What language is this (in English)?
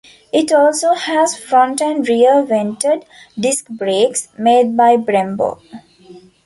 English